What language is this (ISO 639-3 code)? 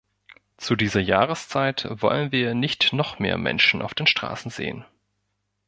deu